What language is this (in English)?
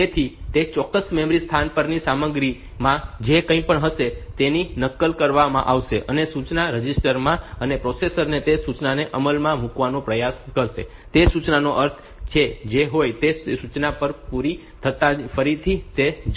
Gujarati